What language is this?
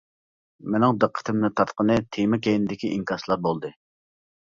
Uyghur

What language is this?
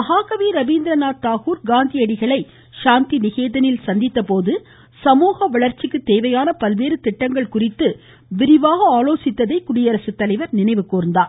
Tamil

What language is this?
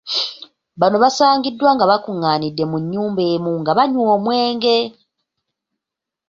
Ganda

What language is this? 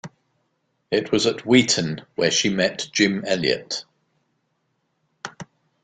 English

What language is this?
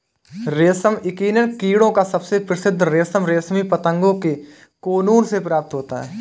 Hindi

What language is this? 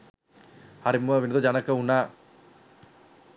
Sinhala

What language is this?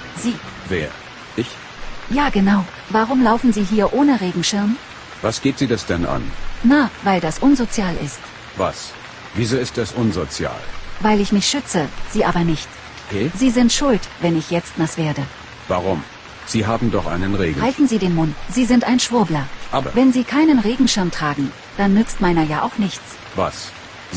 German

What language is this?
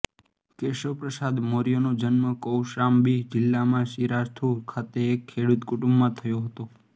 Gujarati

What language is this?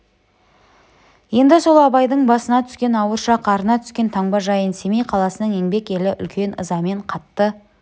Kazakh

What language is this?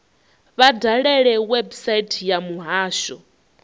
Venda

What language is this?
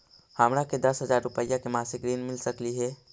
Magahi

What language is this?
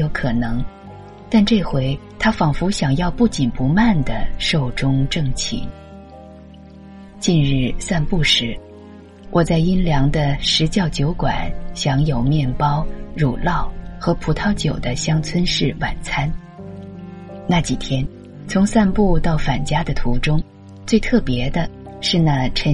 Chinese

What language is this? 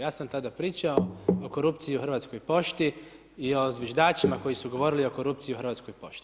Croatian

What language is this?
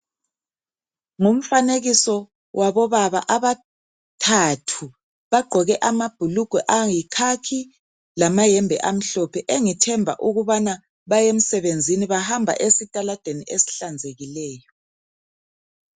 North Ndebele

